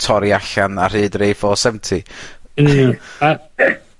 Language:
Welsh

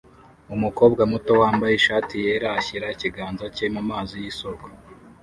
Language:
Kinyarwanda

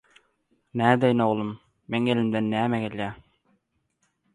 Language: Turkmen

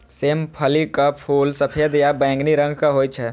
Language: Maithili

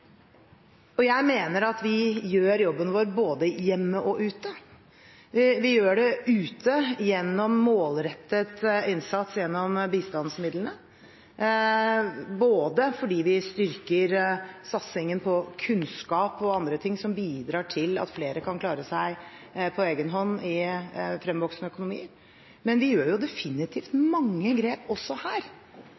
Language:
Norwegian Bokmål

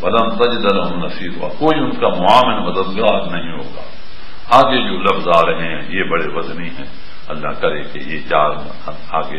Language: Arabic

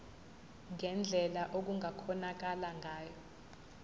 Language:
Zulu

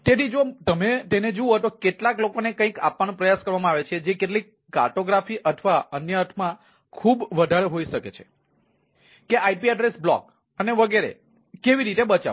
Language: Gujarati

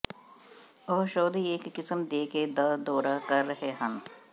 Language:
Punjabi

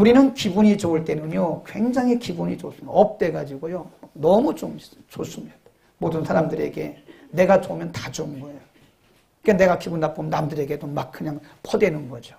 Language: Korean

